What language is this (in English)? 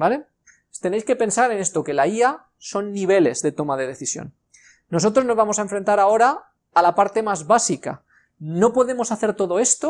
Spanish